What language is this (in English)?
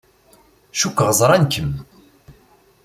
Kabyle